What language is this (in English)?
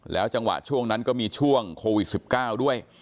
Thai